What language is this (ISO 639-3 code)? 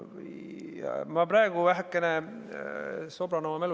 est